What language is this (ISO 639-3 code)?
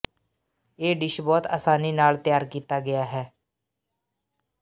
pan